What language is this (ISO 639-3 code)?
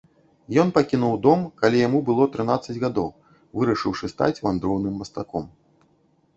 bel